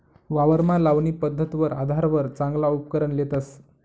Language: Marathi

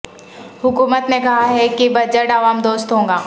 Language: Urdu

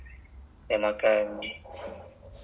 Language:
English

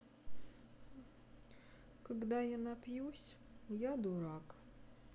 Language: Russian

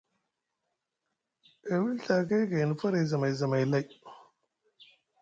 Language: Musgu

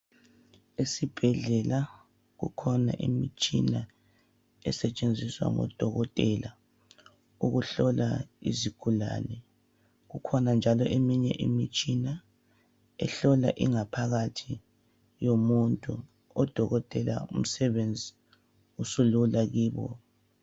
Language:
North Ndebele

